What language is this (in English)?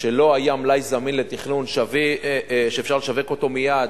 Hebrew